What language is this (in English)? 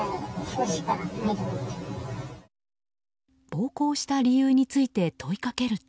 Japanese